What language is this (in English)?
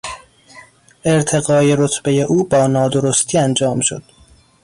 Persian